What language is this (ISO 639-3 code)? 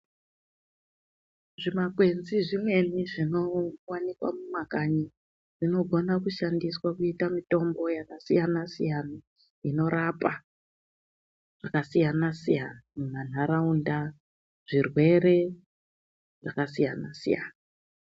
ndc